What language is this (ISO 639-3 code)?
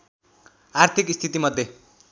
nep